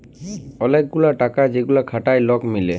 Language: Bangla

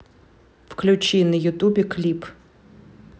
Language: Russian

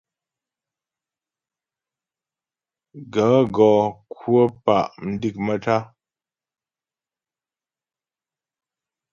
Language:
Ghomala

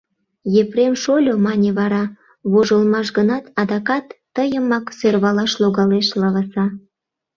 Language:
Mari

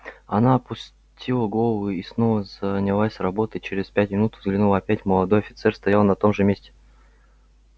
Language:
Russian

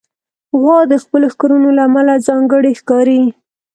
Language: Pashto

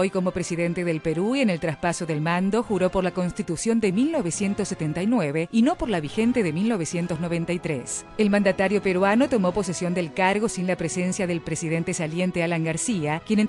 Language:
Spanish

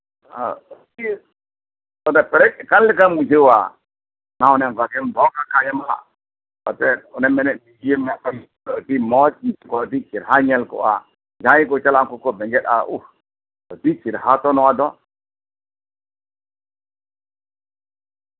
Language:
Santali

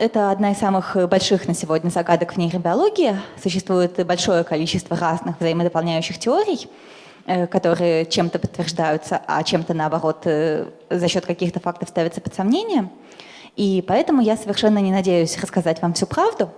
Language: Russian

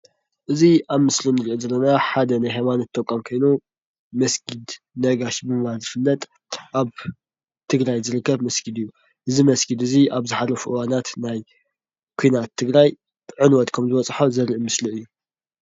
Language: Tigrinya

